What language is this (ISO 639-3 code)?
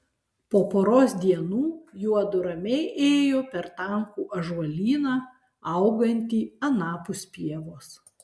lit